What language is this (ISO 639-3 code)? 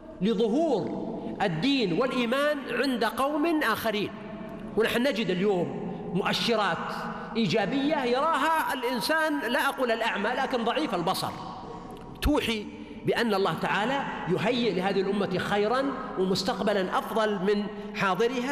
ara